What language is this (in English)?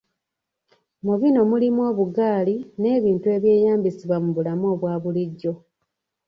Ganda